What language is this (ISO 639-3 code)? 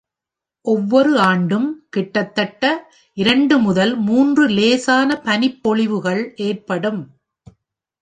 tam